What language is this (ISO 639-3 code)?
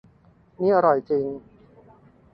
tha